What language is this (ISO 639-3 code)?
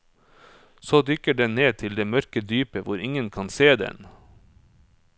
nor